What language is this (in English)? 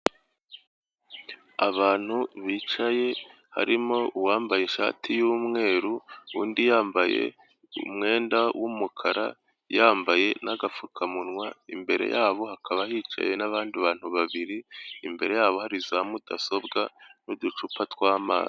Kinyarwanda